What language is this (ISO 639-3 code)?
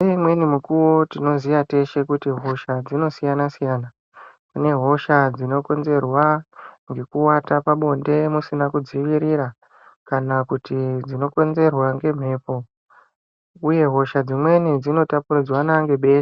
ndc